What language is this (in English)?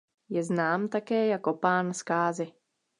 Czech